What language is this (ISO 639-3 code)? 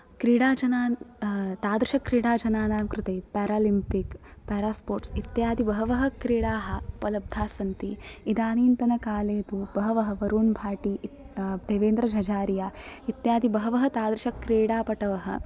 san